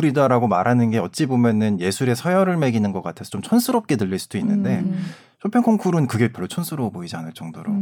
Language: Korean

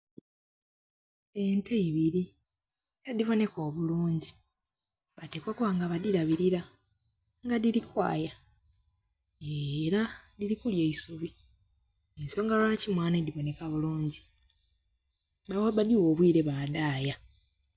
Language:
Soga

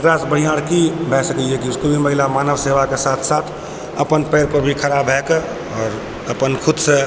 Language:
Maithili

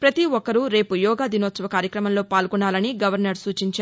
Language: Telugu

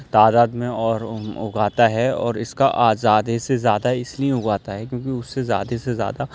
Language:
Urdu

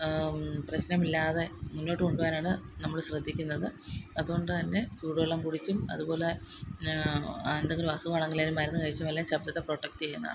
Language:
Malayalam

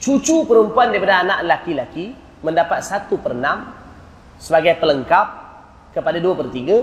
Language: Malay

